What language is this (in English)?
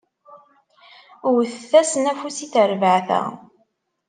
Kabyle